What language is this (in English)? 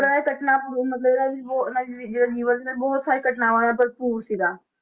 Punjabi